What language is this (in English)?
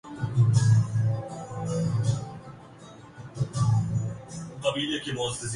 Urdu